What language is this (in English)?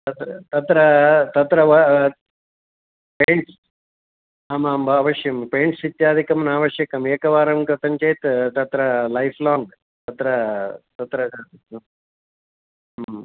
Sanskrit